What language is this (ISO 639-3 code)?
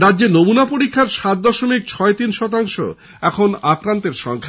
ben